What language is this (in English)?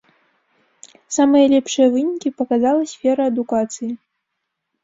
Belarusian